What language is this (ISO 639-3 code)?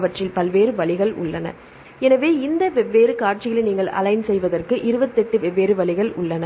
tam